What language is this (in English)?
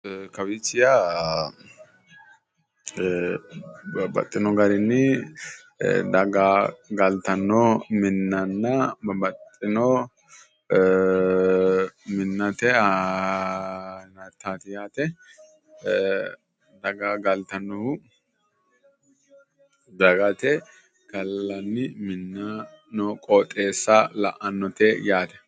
Sidamo